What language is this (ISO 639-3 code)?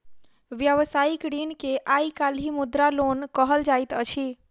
mai